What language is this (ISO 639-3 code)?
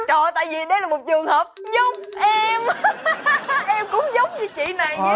vie